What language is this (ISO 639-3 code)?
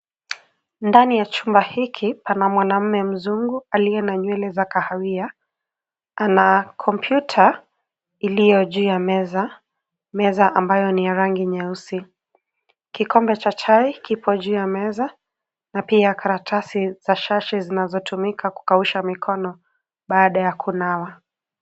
swa